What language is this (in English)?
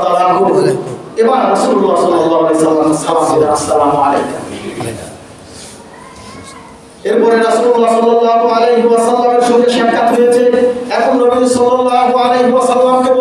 Indonesian